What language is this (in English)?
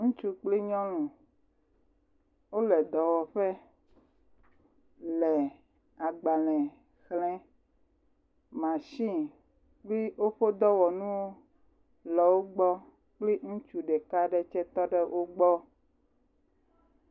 Ewe